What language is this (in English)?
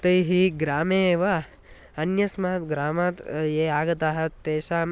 Sanskrit